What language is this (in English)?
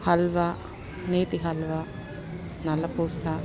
Telugu